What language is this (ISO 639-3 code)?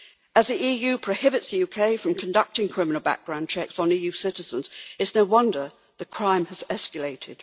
eng